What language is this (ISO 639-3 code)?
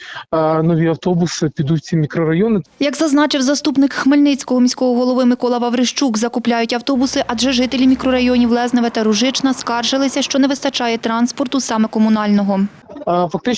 ukr